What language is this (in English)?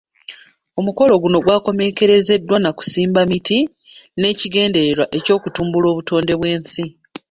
Ganda